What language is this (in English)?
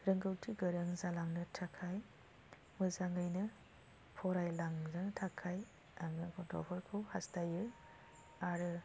Bodo